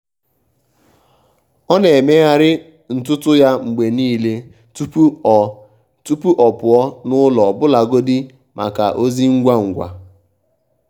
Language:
Igbo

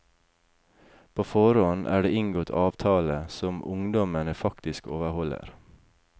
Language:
Norwegian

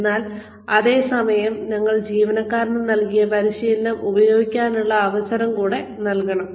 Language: Malayalam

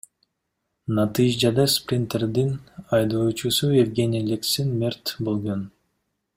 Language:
Kyrgyz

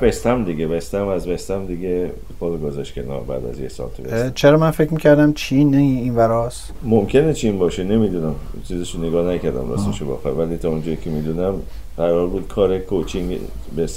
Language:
Persian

